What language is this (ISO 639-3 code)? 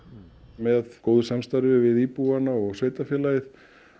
isl